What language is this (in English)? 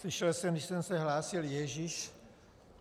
Czech